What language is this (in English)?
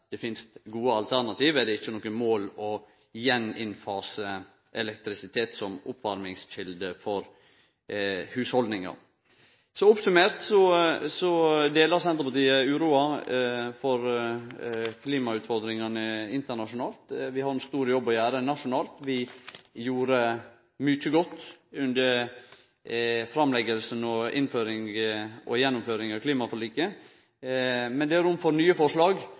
Norwegian Nynorsk